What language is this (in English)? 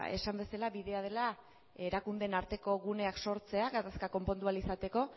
Basque